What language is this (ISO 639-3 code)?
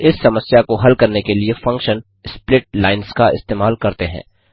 hin